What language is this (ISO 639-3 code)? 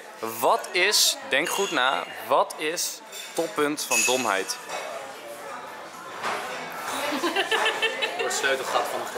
nld